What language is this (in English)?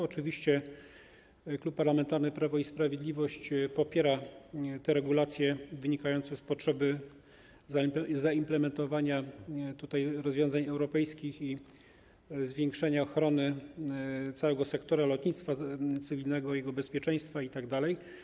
Polish